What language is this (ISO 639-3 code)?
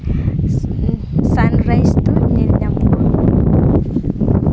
sat